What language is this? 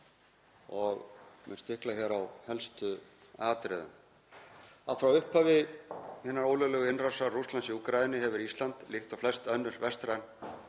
Icelandic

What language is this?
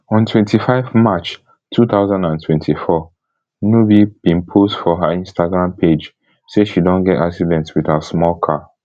Nigerian Pidgin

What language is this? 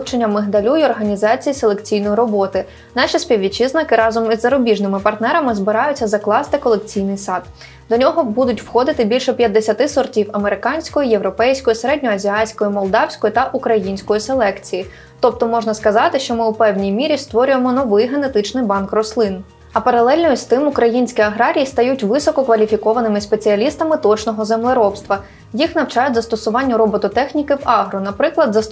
Ukrainian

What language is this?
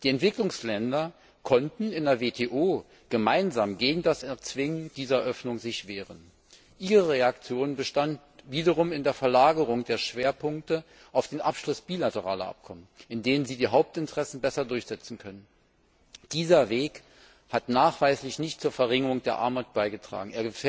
German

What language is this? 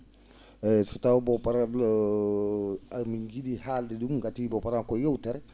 Fula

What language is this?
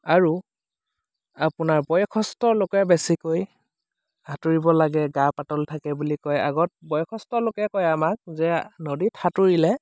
Assamese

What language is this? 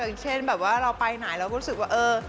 Thai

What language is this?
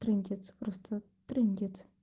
Russian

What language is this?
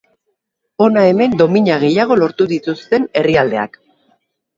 Basque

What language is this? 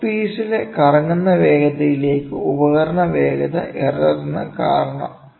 Malayalam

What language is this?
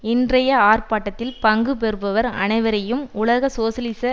Tamil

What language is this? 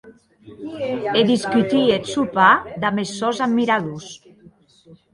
Occitan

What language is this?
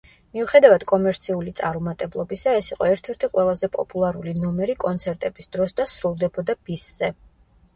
Georgian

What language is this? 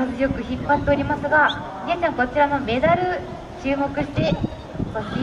Japanese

